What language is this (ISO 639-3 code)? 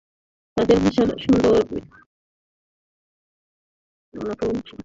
ben